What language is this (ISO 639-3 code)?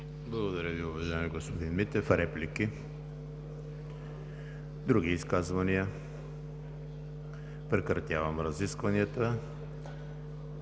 bul